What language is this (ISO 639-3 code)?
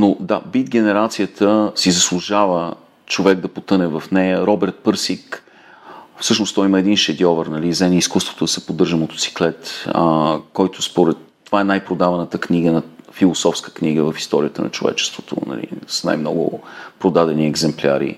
bul